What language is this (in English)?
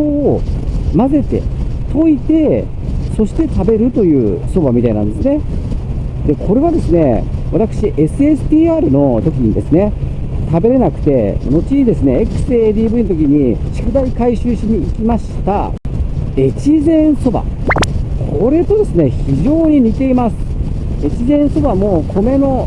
Japanese